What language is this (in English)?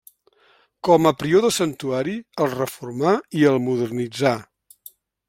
Catalan